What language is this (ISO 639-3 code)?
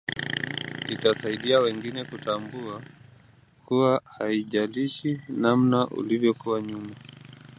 swa